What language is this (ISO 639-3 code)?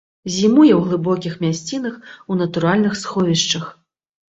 bel